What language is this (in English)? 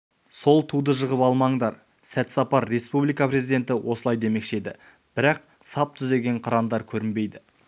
Kazakh